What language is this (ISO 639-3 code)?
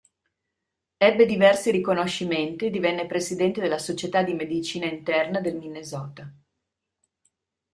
ita